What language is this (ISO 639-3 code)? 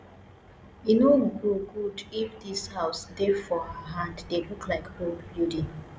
pcm